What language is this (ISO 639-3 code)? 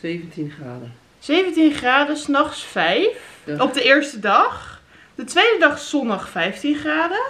nld